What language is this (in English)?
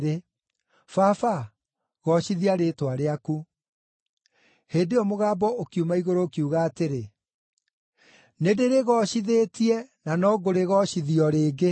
Kikuyu